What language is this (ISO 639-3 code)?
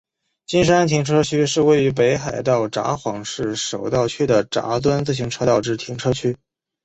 zho